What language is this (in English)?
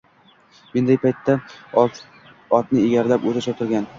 Uzbek